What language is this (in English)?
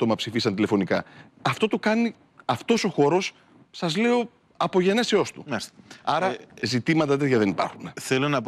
Greek